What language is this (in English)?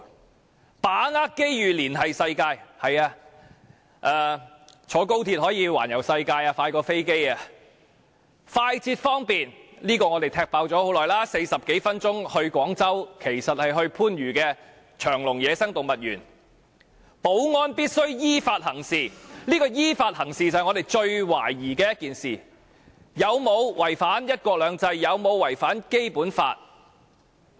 Cantonese